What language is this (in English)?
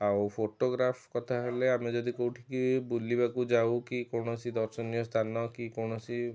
Odia